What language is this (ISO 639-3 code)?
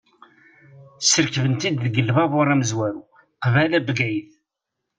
kab